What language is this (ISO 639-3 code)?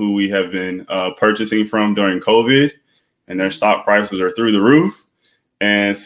eng